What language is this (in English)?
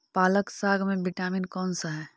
Magahi